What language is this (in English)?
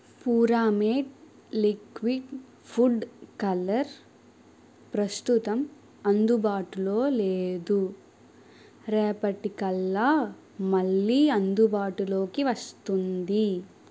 Telugu